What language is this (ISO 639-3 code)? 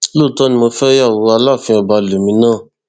yor